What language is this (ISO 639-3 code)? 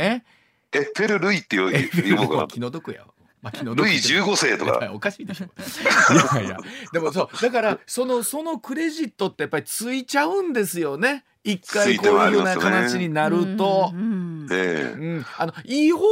jpn